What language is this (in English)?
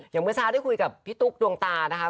Thai